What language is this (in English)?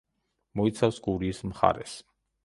Georgian